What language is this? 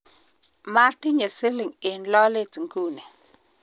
Kalenjin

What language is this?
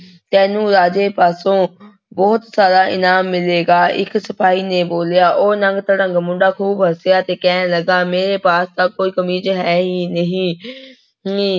Punjabi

